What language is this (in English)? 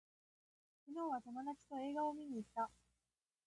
Japanese